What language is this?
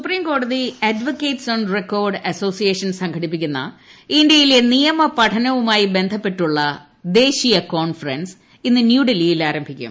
Malayalam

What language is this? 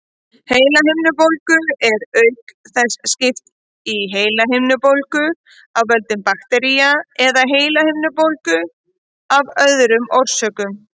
Icelandic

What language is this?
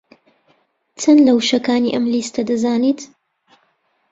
Central Kurdish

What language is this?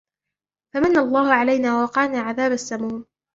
Arabic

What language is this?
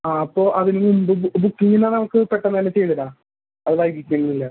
Malayalam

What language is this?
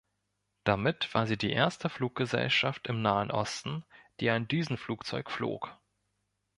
German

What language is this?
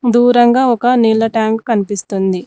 Telugu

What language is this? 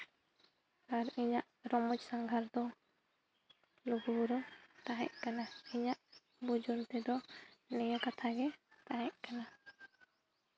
Santali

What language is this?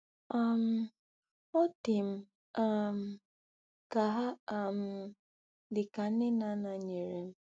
Igbo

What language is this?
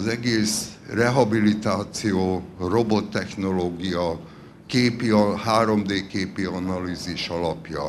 Hungarian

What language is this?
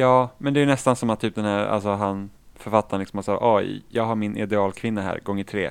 Swedish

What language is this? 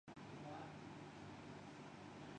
Urdu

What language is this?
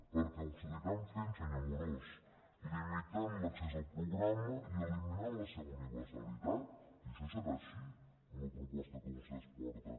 Catalan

